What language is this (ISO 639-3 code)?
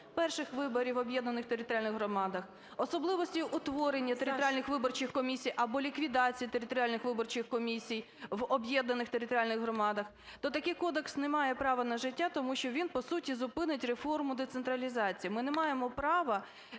ukr